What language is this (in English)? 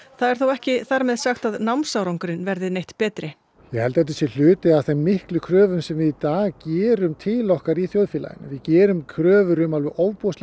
Icelandic